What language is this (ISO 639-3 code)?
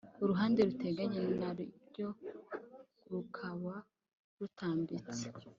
kin